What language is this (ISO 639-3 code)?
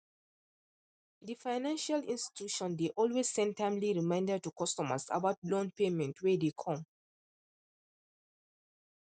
pcm